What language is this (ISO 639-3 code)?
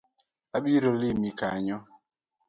luo